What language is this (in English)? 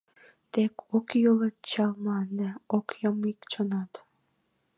Mari